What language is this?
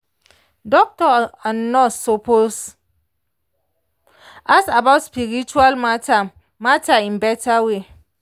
Nigerian Pidgin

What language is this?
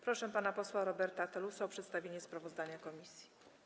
Polish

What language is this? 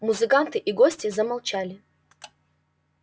Russian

